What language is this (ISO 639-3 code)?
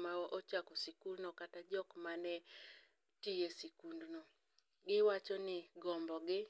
luo